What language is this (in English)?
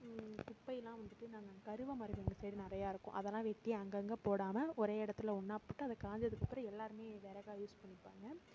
Tamil